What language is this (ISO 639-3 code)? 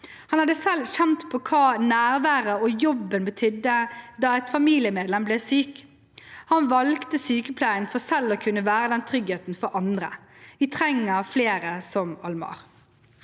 nor